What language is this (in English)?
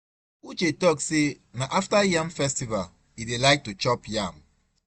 Nigerian Pidgin